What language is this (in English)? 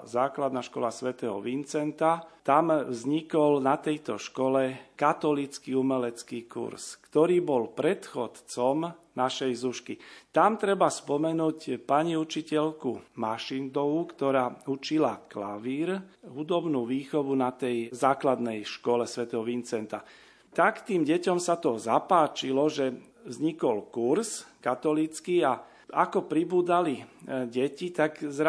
Slovak